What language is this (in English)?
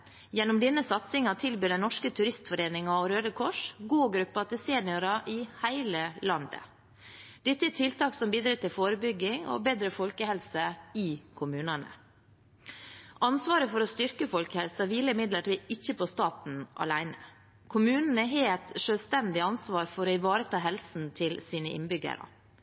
Norwegian Bokmål